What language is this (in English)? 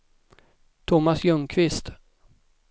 Swedish